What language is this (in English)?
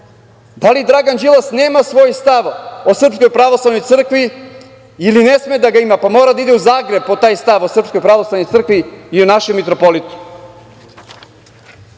Serbian